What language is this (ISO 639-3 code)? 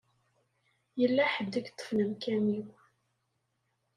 kab